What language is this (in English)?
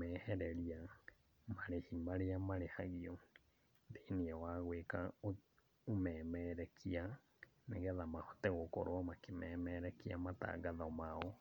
Kikuyu